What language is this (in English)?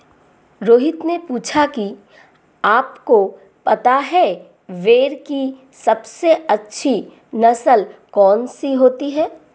Hindi